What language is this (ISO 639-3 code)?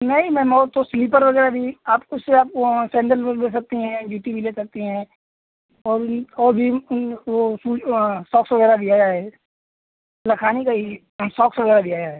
hin